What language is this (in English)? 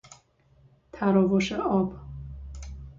Persian